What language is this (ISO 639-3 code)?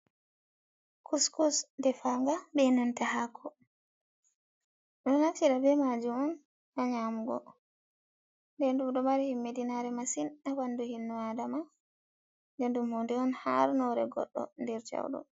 ful